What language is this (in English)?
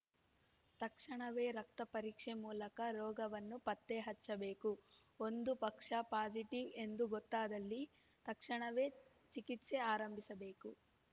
Kannada